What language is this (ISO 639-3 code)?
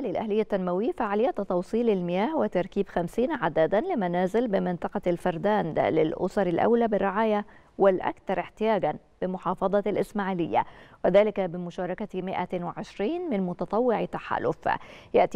ara